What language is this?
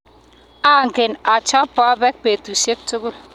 Kalenjin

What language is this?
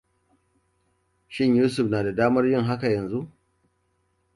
Hausa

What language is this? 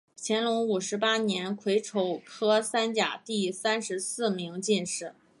Chinese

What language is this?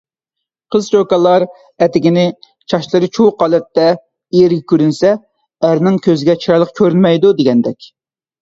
Uyghur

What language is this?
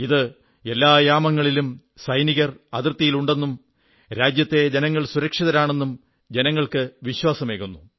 Malayalam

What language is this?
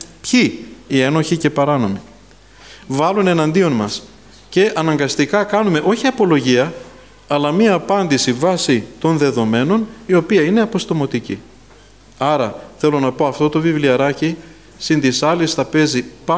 Greek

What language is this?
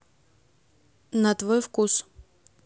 Russian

